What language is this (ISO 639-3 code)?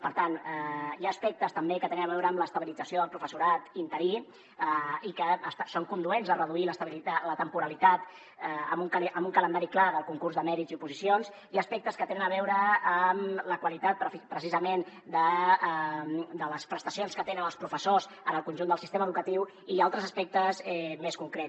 cat